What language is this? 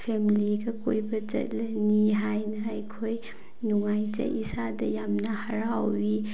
Manipuri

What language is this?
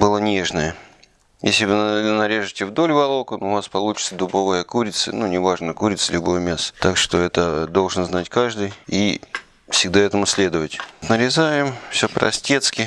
Russian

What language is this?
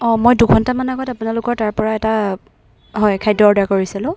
Assamese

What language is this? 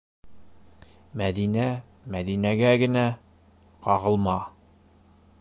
Bashkir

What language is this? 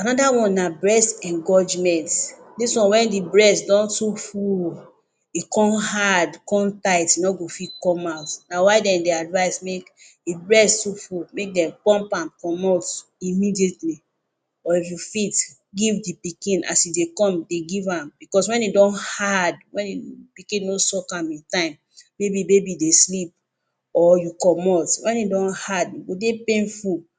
Nigerian Pidgin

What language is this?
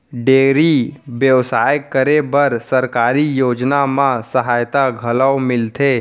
Chhattisgarhi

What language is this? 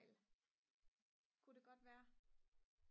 Danish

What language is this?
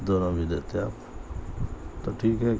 Urdu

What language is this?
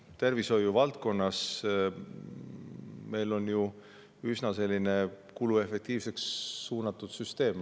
Estonian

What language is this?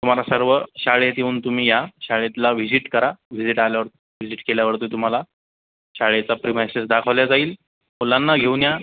Marathi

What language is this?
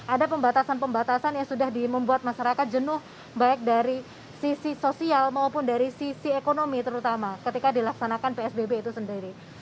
Indonesian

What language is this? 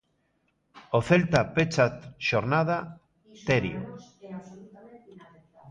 Galician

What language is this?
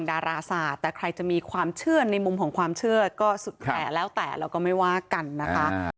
Thai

